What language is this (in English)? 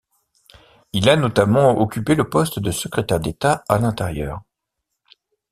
French